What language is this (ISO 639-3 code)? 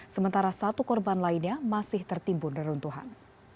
ind